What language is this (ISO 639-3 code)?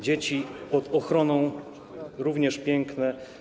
pol